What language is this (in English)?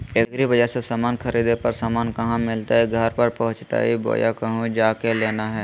Magahi